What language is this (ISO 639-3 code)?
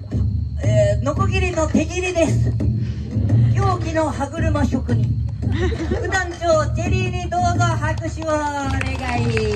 jpn